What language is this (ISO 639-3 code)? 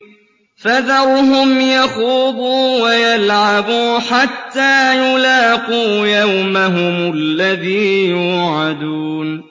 ara